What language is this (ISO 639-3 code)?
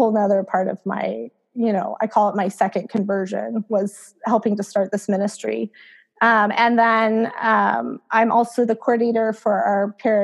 eng